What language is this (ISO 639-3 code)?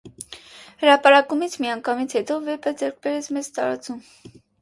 hye